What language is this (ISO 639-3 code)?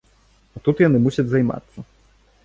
bel